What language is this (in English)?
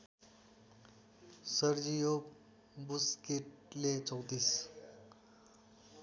Nepali